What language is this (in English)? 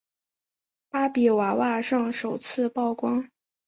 Chinese